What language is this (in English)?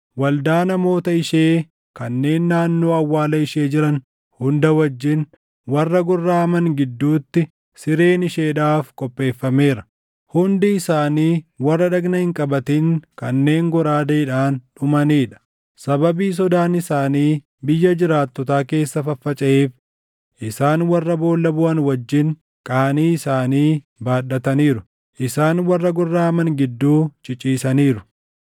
Oromo